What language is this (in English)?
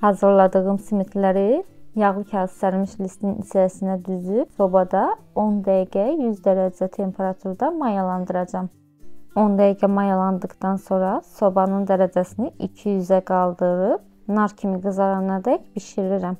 Turkish